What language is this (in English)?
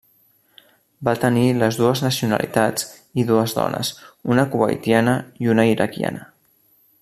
Catalan